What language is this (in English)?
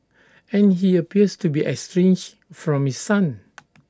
English